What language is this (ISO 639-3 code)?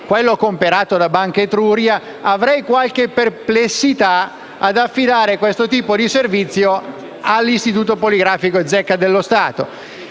ita